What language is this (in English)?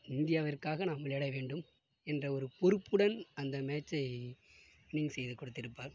Tamil